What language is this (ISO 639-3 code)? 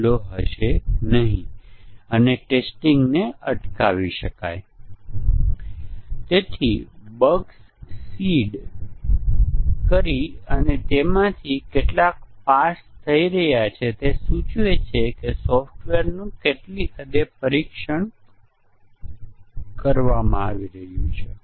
guj